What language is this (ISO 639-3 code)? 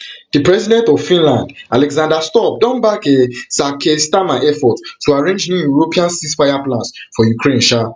pcm